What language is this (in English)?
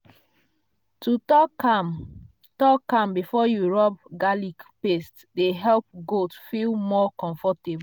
Nigerian Pidgin